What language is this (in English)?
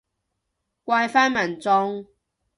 Cantonese